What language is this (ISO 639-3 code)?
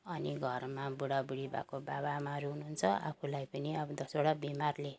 nep